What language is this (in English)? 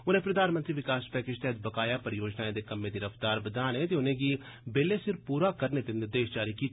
Dogri